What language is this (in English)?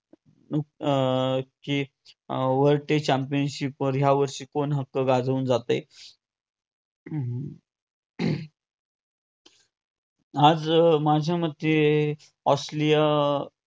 Marathi